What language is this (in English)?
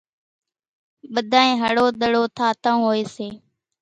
Kachi Koli